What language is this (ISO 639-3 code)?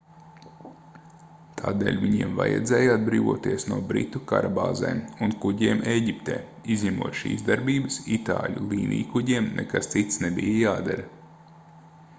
lav